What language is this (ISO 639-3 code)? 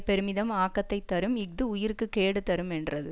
tam